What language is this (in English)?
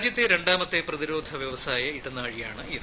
Malayalam